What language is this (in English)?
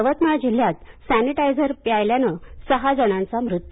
Marathi